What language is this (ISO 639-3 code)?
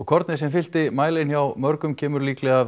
isl